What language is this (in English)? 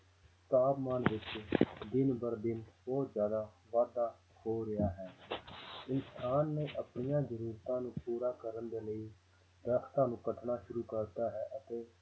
Punjabi